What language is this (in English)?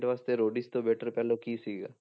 Punjabi